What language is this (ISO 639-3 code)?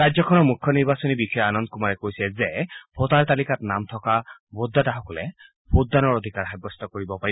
asm